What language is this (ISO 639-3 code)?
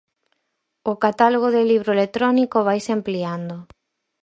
glg